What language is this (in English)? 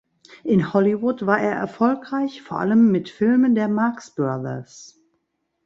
German